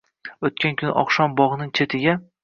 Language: Uzbek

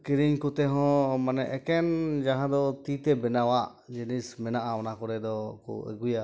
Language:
Santali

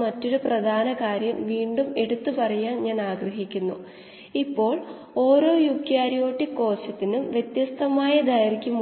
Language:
Malayalam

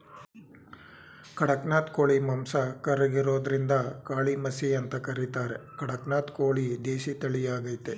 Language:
Kannada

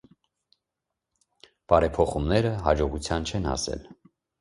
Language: Armenian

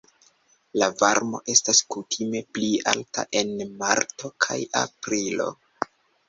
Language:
Esperanto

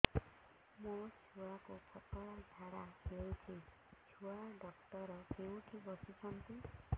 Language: Odia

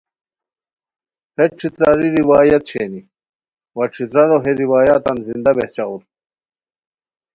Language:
Khowar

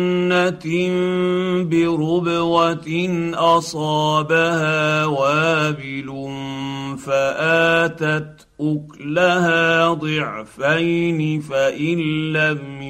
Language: Arabic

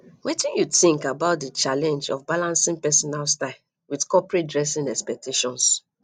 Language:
Nigerian Pidgin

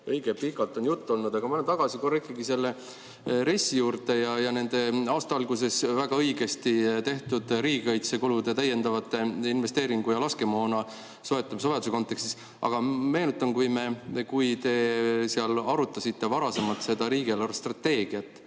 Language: Estonian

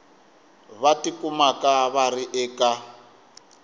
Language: Tsonga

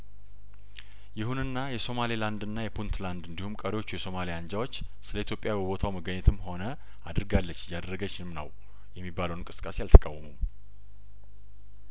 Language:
Amharic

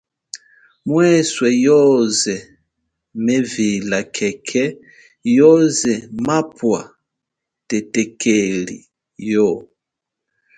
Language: Chokwe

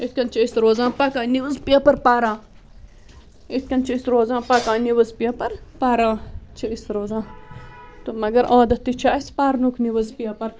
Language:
Kashmiri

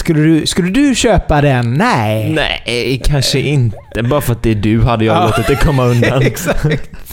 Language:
Swedish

